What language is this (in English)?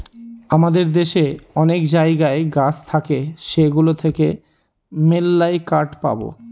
Bangla